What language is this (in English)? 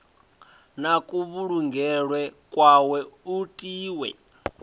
Venda